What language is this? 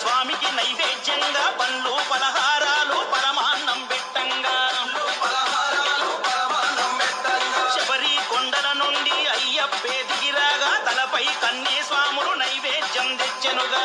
Telugu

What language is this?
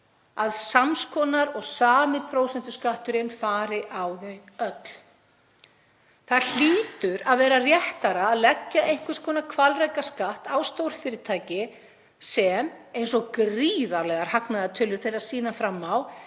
Icelandic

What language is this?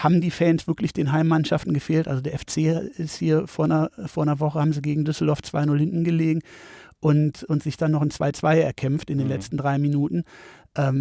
German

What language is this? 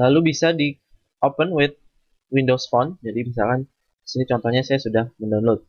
Indonesian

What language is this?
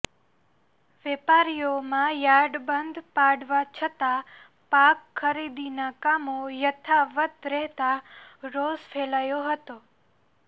Gujarati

